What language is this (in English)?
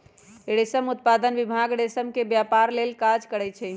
Magahi